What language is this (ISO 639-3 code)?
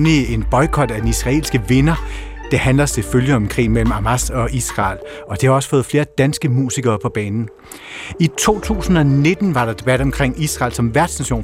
dan